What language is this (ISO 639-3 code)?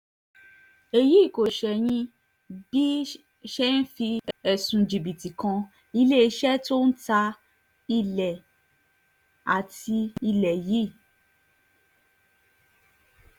yor